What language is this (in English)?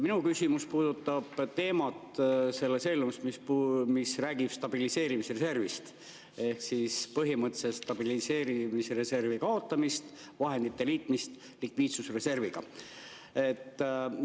Estonian